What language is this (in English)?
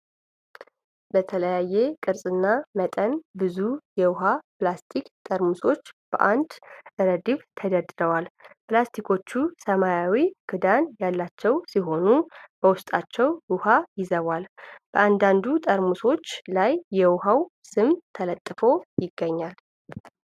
Amharic